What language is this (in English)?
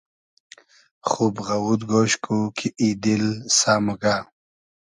Hazaragi